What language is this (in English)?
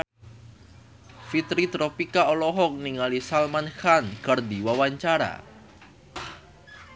Sundanese